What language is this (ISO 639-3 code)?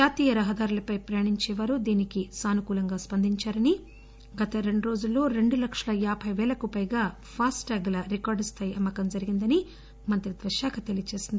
tel